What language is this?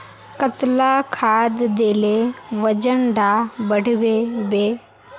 Magahi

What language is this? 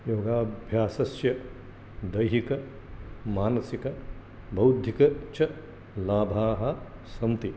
Sanskrit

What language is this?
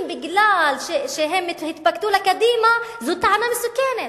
Hebrew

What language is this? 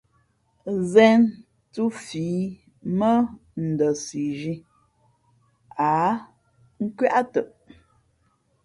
Fe'fe'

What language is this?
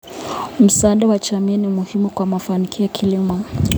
Kalenjin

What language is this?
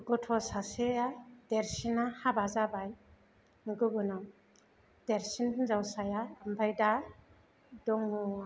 Bodo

